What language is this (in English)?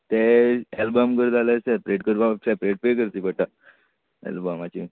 Konkani